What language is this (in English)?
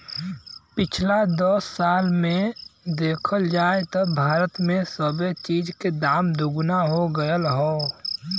Bhojpuri